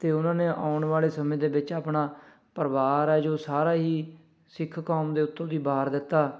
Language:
Punjabi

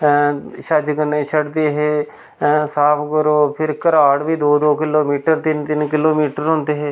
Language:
Dogri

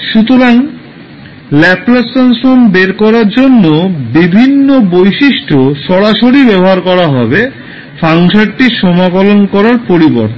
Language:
Bangla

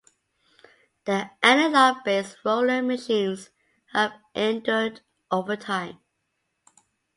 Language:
English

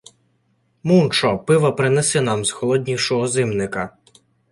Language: Ukrainian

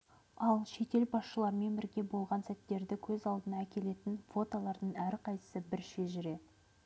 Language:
Kazakh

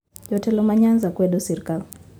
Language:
Luo (Kenya and Tanzania)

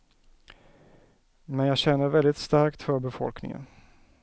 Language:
Swedish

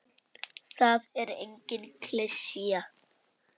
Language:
Icelandic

